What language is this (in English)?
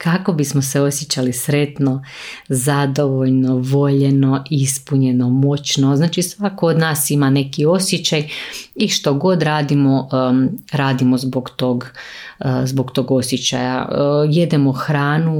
Croatian